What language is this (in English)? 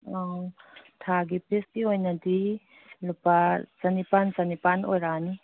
Manipuri